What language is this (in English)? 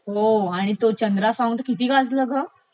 Marathi